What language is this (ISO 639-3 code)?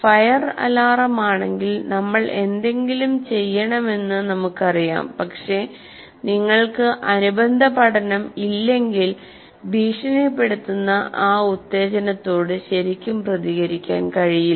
mal